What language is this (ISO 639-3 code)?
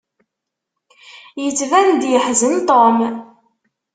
kab